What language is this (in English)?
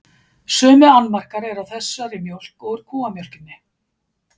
Icelandic